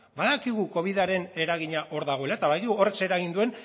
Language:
Basque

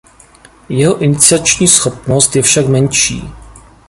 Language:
Czech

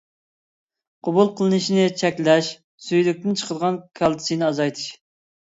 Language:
Uyghur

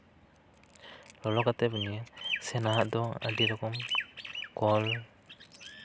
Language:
Santali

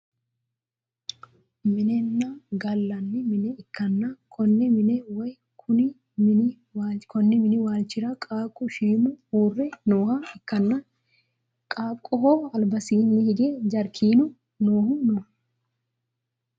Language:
Sidamo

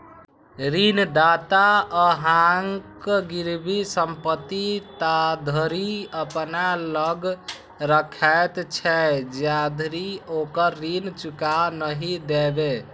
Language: Maithili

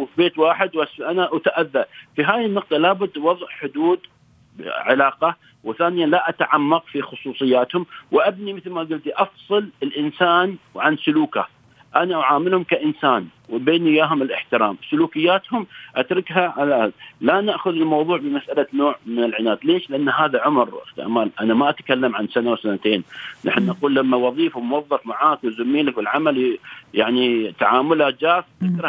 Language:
Arabic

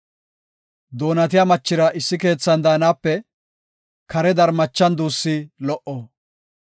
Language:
Gofa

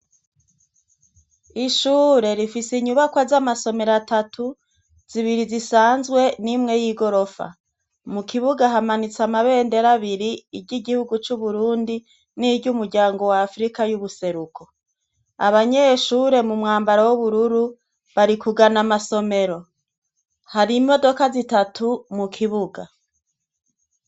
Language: Rundi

